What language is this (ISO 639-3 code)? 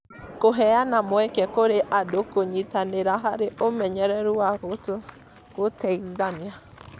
kik